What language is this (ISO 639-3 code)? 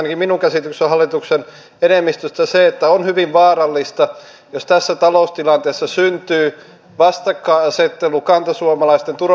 fin